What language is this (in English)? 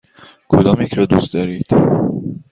Persian